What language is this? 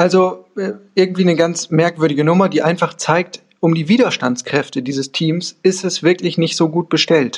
German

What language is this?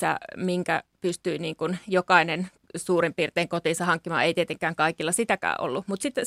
Finnish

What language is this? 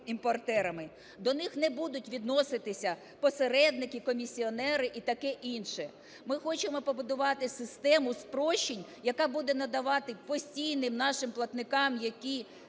Ukrainian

